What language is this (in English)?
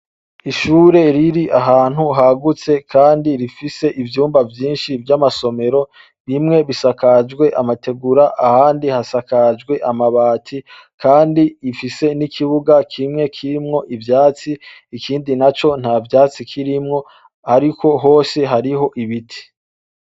Rundi